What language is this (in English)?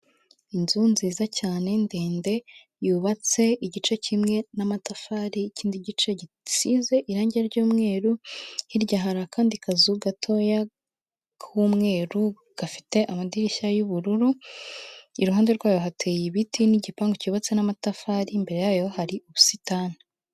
Kinyarwanda